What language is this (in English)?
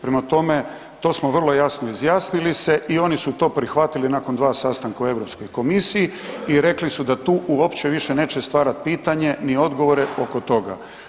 Croatian